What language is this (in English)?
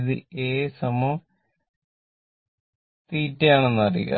Malayalam